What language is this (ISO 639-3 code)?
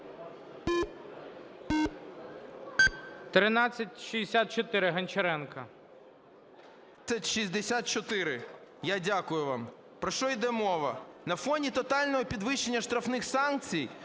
ukr